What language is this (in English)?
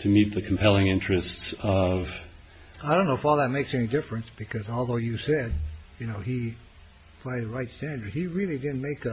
English